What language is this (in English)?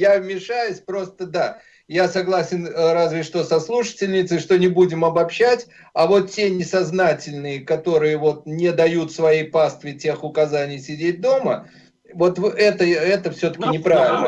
Russian